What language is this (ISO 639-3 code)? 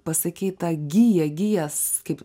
lit